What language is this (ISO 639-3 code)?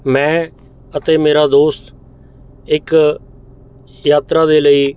pan